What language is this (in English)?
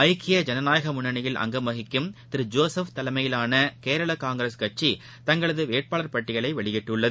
Tamil